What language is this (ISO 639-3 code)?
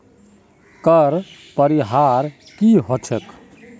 mag